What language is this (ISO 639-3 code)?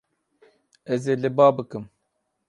kur